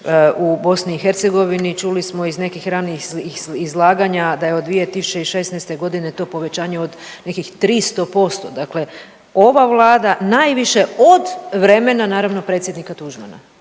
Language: Croatian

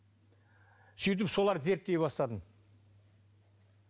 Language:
Kazakh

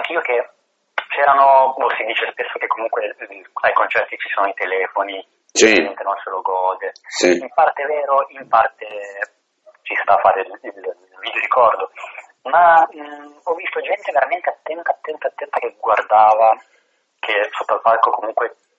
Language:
Italian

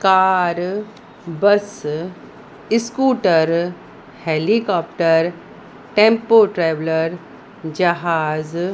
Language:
Sindhi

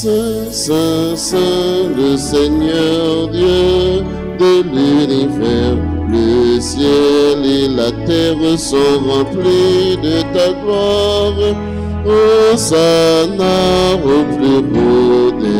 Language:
French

